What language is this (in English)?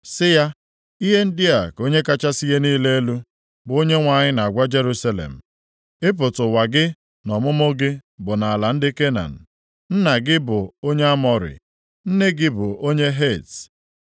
Igbo